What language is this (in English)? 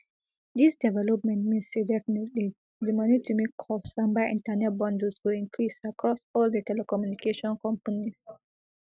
Nigerian Pidgin